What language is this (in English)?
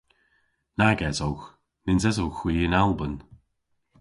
Cornish